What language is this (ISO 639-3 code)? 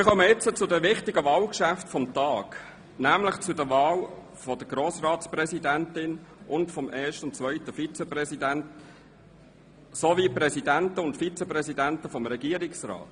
gsw